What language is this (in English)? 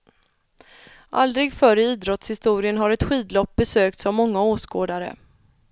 Swedish